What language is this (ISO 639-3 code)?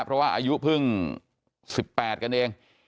tha